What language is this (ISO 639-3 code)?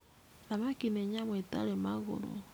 kik